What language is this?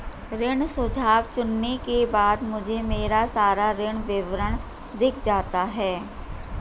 Hindi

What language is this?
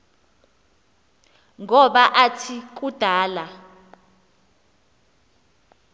Xhosa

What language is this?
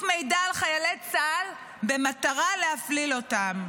Hebrew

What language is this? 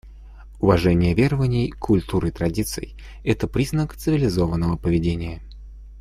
Russian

